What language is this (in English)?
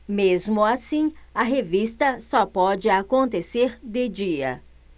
Portuguese